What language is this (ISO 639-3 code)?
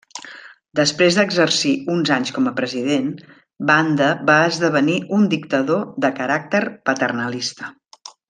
cat